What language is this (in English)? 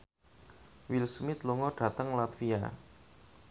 Javanese